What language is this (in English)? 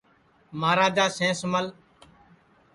Sansi